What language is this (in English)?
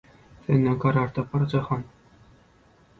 Turkmen